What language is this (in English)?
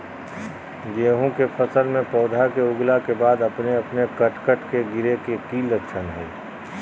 Magahi